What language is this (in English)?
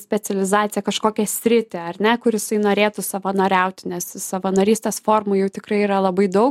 Lithuanian